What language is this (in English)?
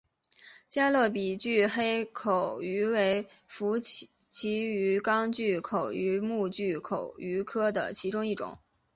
Chinese